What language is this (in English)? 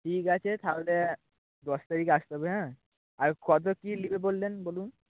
Bangla